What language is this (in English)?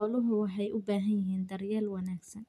Somali